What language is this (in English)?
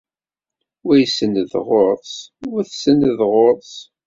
Kabyle